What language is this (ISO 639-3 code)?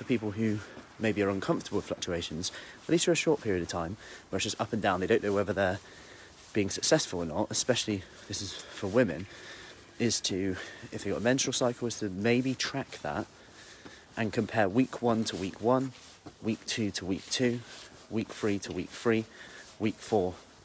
eng